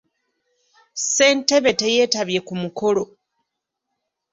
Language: Ganda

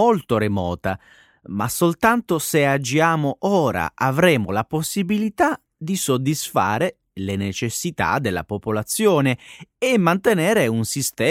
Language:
Italian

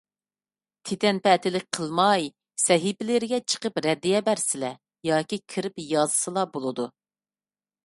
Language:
Uyghur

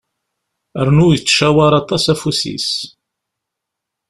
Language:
Kabyle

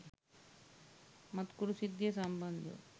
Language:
Sinhala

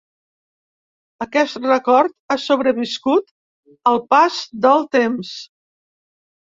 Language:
Catalan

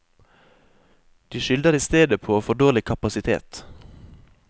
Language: Norwegian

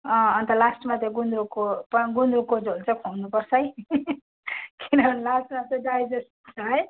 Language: Nepali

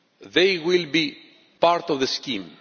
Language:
English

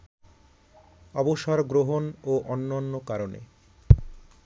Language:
Bangla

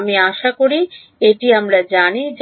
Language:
Bangla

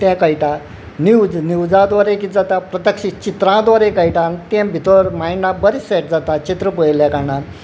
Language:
Konkani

